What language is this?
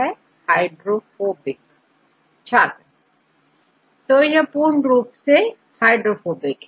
Hindi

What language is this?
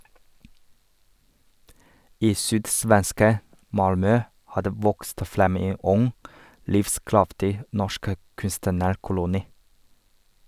Norwegian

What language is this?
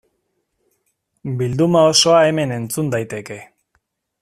Basque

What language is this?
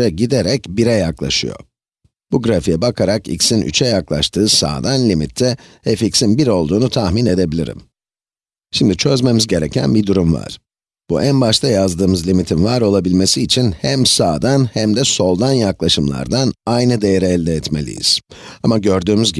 Turkish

